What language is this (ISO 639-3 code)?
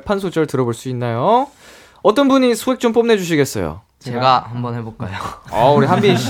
kor